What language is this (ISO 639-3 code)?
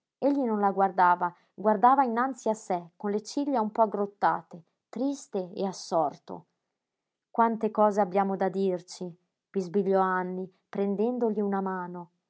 ita